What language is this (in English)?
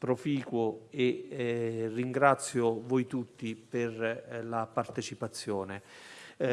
Italian